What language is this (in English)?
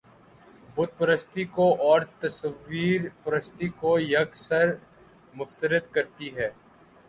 Urdu